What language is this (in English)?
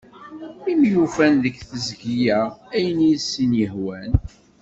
Kabyle